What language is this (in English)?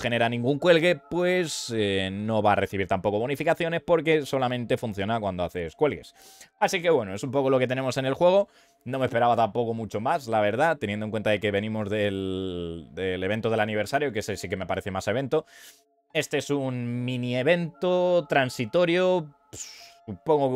Spanish